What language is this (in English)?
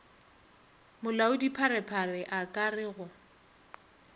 Northern Sotho